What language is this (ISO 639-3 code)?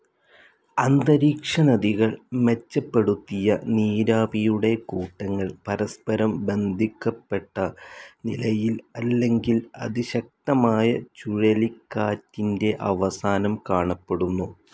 mal